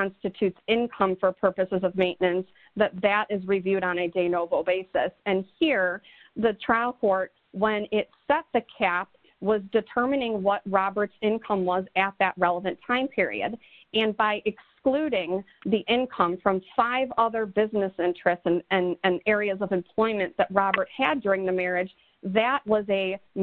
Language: English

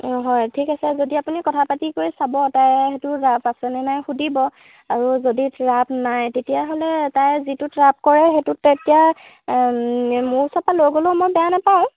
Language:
Assamese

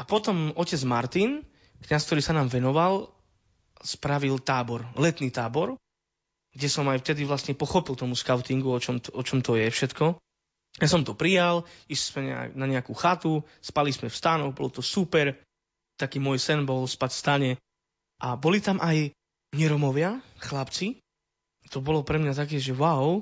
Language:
Slovak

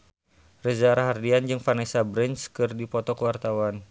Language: Sundanese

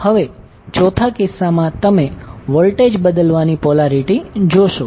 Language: Gujarati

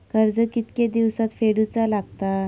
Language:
Marathi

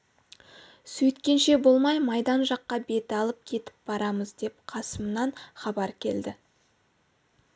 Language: Kazakh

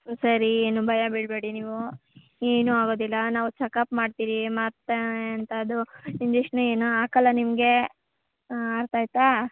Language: Kannada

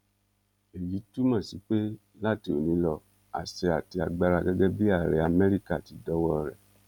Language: Yoruba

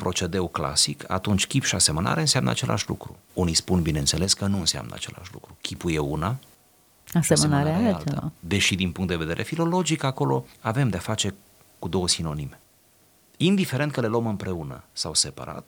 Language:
Romanian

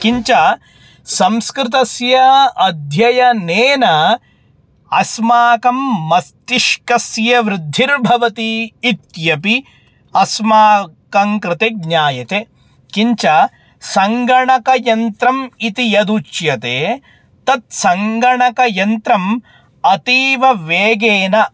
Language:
Sanskrit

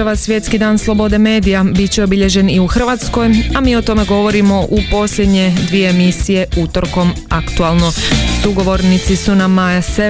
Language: Croatian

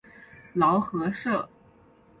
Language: Chinese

